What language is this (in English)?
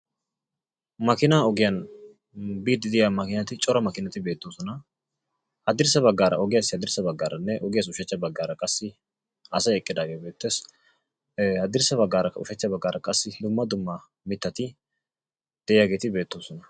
Wolaytta